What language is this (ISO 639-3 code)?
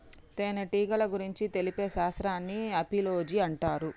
tel